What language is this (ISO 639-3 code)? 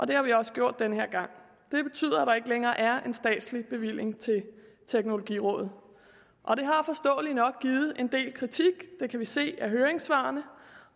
dan